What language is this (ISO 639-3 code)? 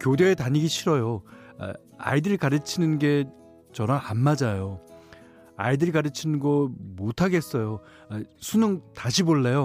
kor